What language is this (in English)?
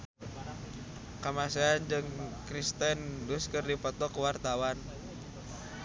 Sundanese